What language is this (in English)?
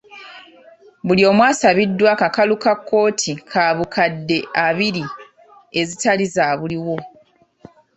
Ganda